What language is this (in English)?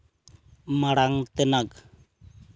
Santali